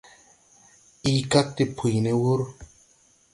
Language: Tupuri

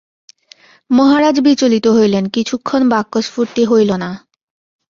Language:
Bangla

